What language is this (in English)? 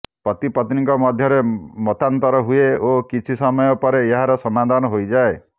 Odia